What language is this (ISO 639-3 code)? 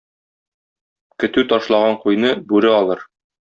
tat